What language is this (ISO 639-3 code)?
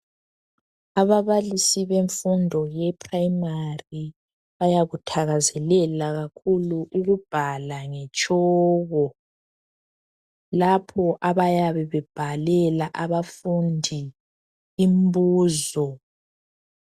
nde